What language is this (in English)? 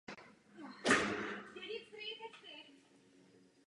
Czech